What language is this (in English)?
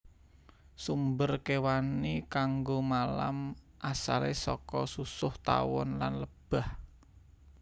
Javanese